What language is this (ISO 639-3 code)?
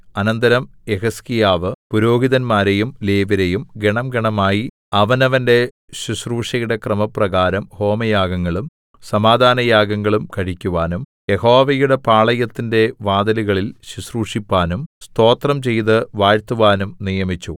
mal